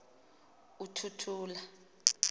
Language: Xhosa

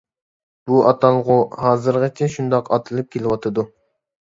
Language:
Uyghur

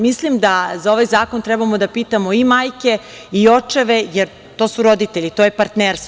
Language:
Serbian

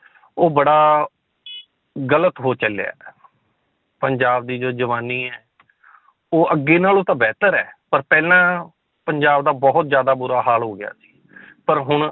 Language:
Punjabi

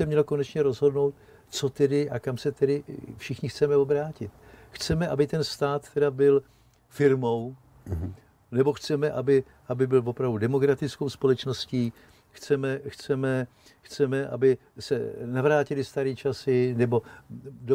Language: Czech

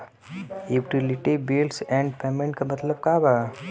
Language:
Bhojpuri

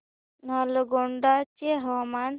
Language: Marathi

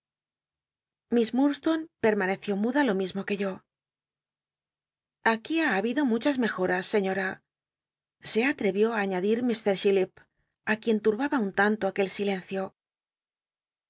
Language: Spanish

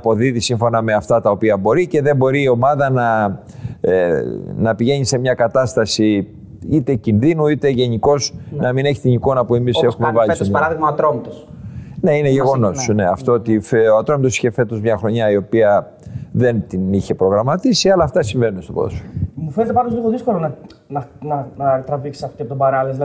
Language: Greek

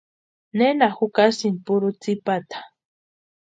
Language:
Western Highland Purepecha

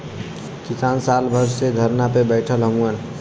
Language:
Bhojpuri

